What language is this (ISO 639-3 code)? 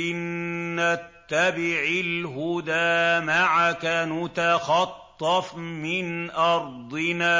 ara